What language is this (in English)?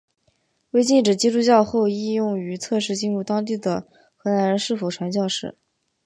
Chinese